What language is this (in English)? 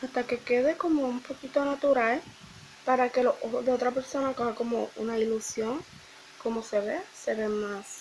Spanish